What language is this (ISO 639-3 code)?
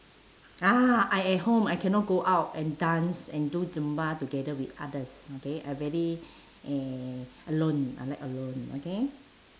eng